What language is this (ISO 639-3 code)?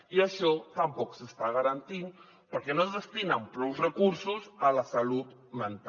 cat